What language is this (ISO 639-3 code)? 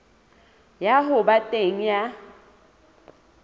sot